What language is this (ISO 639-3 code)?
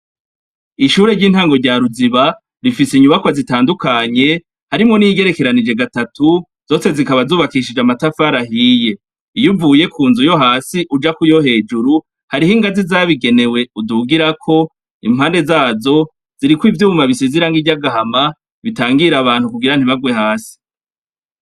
run